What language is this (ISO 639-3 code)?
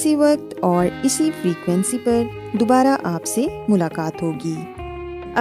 urd